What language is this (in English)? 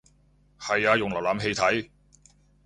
Cantonese